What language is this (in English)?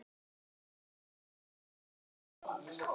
Icelandic